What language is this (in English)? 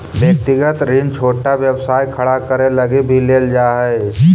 Magahi